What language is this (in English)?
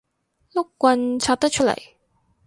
Cantonese